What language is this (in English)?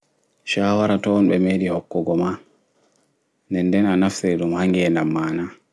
Fula